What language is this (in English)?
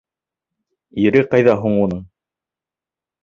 Bashkir